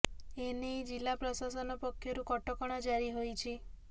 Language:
Odia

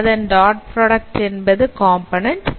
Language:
Tamil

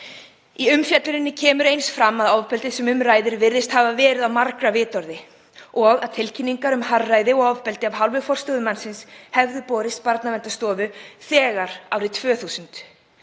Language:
Icelandic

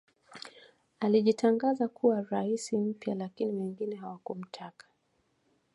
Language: Swahili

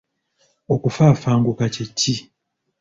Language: Ganda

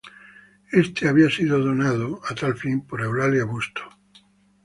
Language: Spanish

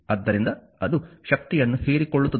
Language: Kannada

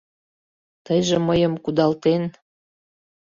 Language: Mari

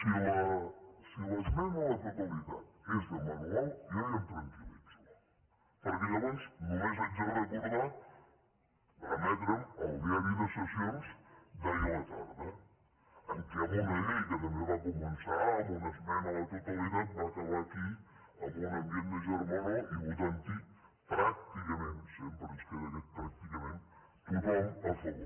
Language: Catalan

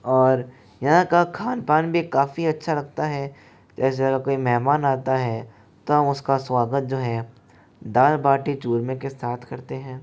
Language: Hindi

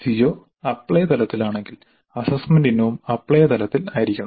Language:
Malayalam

